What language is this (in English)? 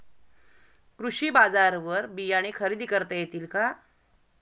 Marathi